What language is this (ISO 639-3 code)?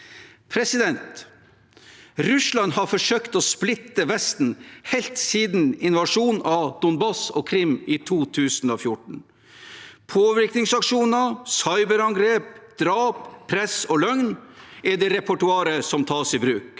nor